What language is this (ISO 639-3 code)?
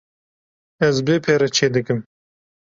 kur